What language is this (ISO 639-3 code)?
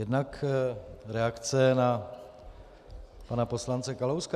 ces